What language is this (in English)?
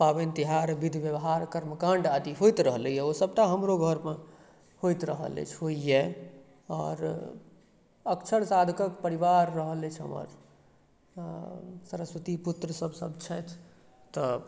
Maithili